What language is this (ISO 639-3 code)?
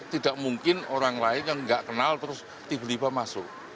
ind